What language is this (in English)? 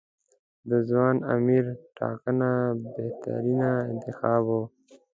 Pashto